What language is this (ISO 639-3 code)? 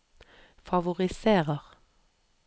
nor